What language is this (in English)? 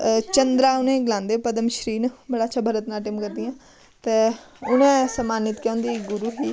Dogri